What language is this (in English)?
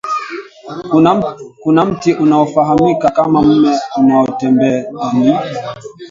Swahili